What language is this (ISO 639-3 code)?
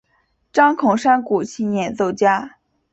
zho